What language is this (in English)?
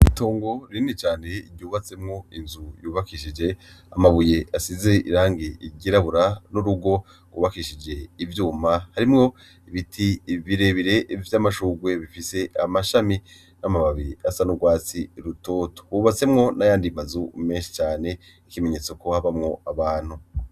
Rundi